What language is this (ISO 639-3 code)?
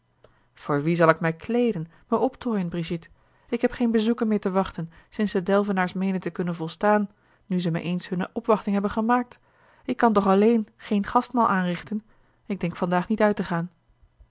nld